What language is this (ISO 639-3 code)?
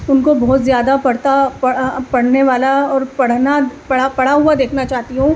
urd